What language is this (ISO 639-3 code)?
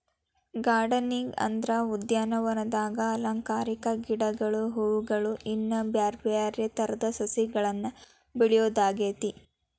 kan